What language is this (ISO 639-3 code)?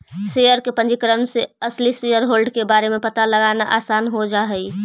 mag